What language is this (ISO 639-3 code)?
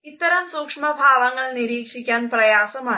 mal